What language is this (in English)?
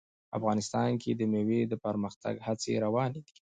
Pashto